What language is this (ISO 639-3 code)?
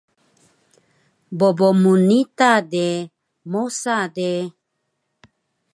trv